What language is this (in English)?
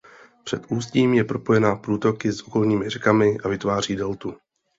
Czech